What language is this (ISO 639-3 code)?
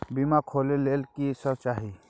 mai